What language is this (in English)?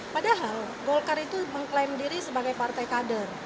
Indonesian